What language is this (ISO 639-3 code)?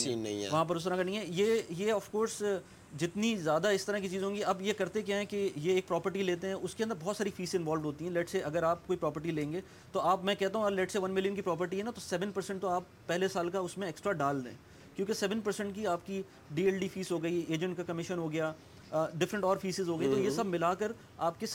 urd